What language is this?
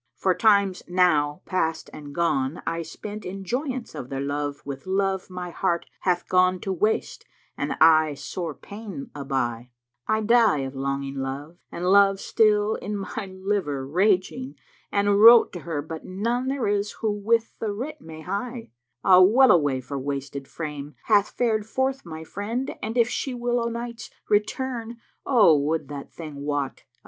English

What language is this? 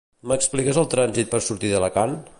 Catalan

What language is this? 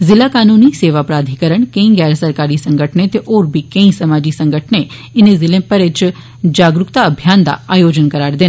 Dogri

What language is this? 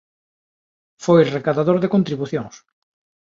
Galician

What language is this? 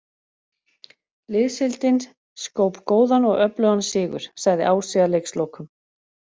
Icelandic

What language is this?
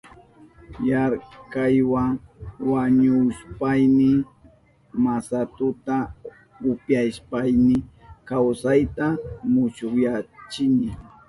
Southern Pastaza Quechua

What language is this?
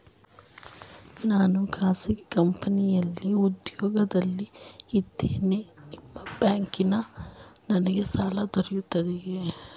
Kannada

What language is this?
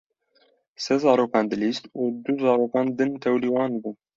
Kurdish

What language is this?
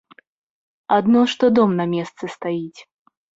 Belarusian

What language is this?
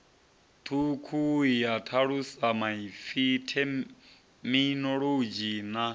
Venda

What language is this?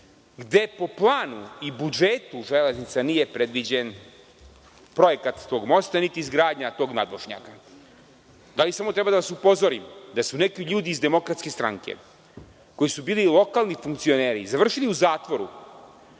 Serbian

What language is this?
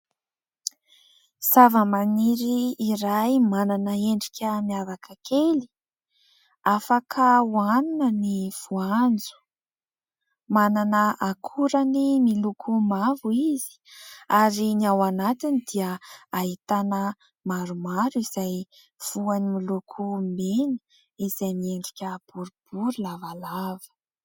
Malagasy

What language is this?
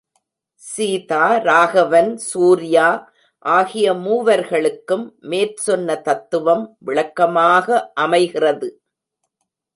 Tamil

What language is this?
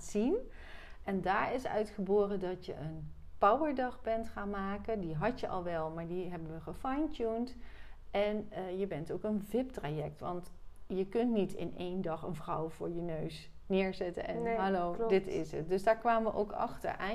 Dutch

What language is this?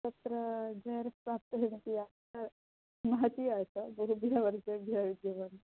Sanskrit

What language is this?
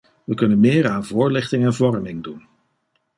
Dutch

